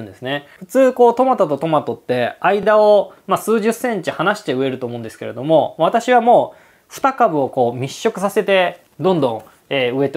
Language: Japanese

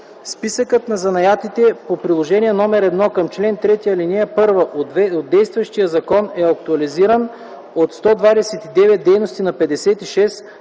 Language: Bulgarian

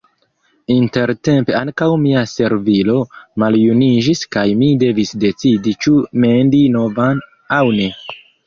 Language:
Esperanto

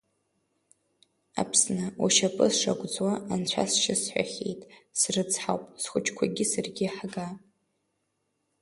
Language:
Abkhazian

